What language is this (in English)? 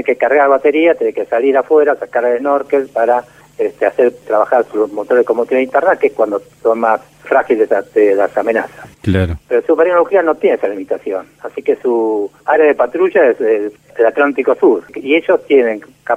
Spanish